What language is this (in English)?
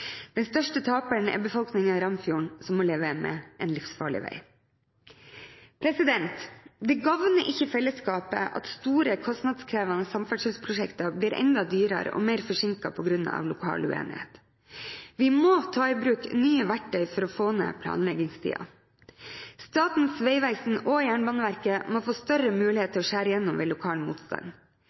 Norwegian Bokmål